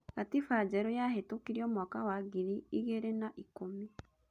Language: Kikuyu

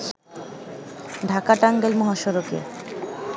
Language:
Bangla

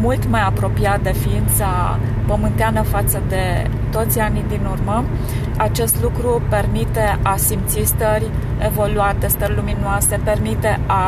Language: Romanian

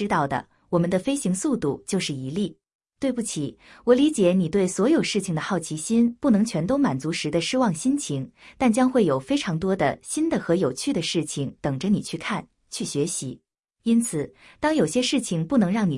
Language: Chinese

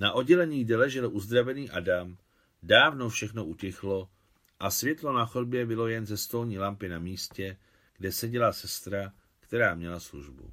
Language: Czech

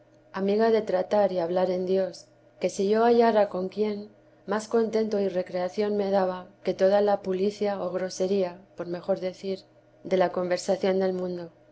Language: Spanish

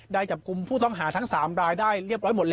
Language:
Thai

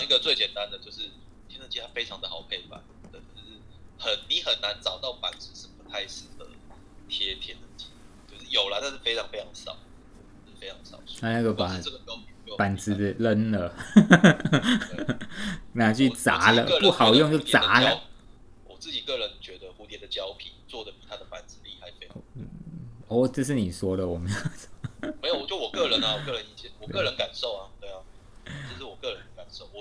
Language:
Chinese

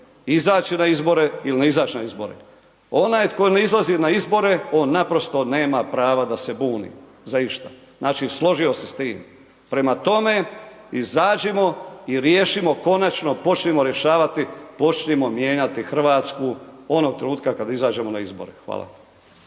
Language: Croatian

